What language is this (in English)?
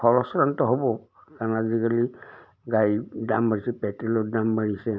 Assamese